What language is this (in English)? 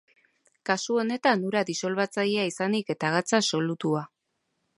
Basque